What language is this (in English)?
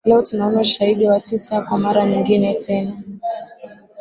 Swahili